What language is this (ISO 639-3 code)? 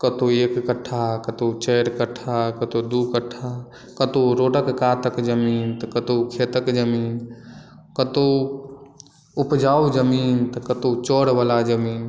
mai